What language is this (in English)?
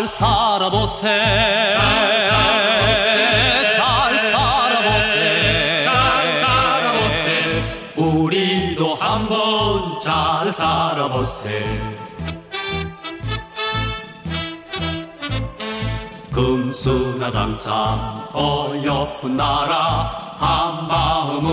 Czech